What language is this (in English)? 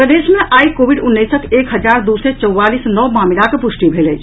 Maithili